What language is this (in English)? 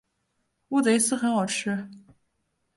Chinese